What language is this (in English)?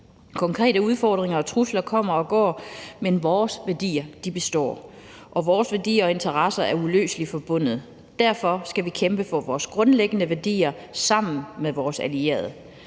Danish